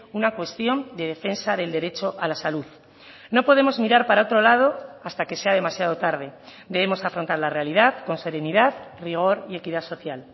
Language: Spanish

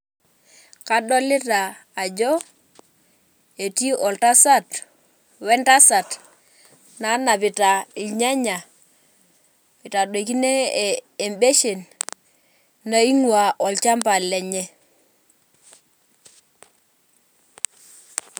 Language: Masai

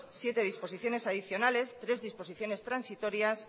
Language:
Spanish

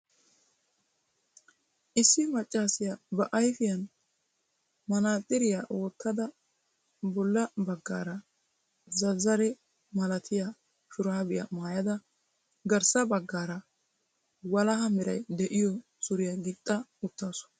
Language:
Wolaytta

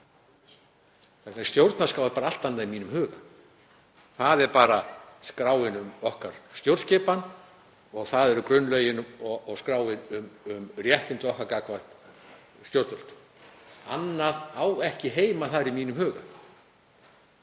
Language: Icelandic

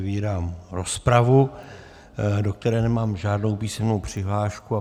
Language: Czech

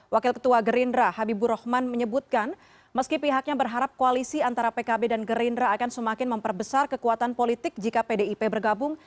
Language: Indonesian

